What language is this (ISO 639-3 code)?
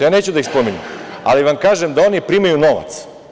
srp